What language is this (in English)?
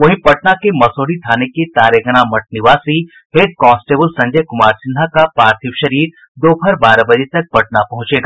Hindi